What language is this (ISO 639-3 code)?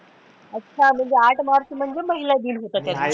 mar